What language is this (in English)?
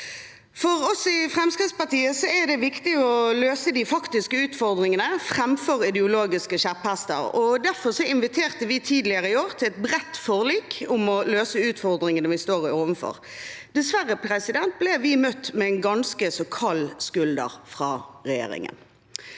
Norwegian